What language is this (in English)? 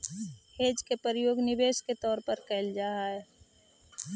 Magahi